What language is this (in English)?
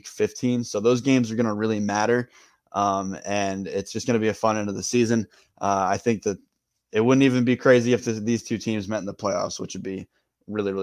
English